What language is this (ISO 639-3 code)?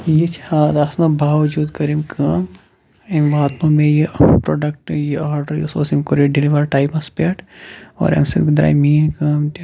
kas